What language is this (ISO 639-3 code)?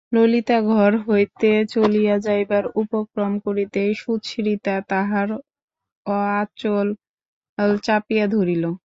ben